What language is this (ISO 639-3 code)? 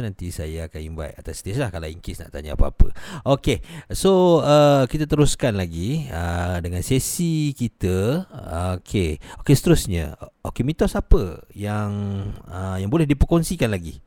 msa